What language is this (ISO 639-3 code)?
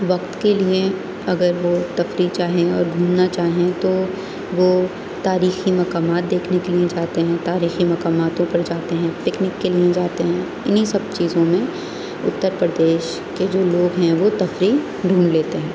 urd